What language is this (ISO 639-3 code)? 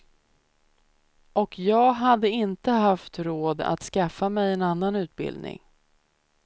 swe